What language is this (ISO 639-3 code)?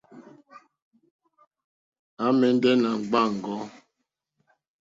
bri